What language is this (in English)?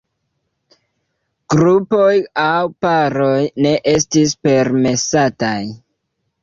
Esperanto